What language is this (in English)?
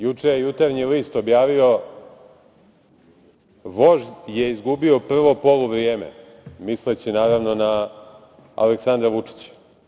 Serbian